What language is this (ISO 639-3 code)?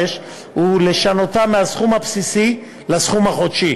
heb